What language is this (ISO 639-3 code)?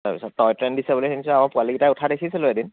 asm